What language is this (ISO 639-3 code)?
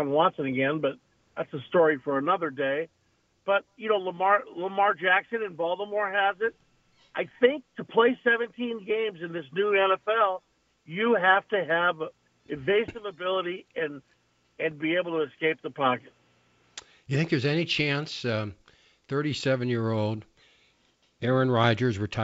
eng